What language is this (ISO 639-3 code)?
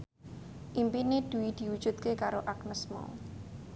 jav